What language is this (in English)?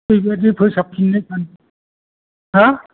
Bodo